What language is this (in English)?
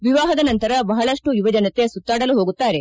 Kannada